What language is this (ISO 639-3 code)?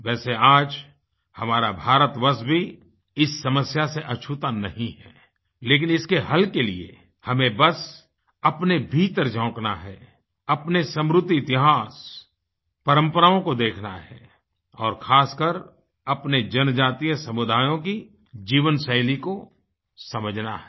hin